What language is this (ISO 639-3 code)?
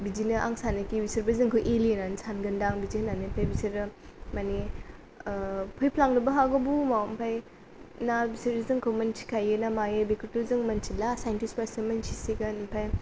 brx